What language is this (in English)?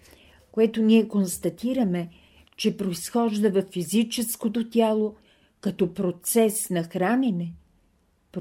Bulgarian